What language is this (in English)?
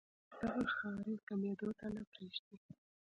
Pashto